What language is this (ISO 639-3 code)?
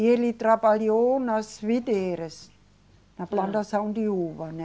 por